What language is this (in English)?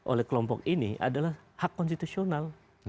Indonesian